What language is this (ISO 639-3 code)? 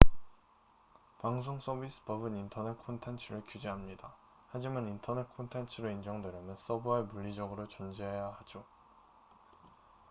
kor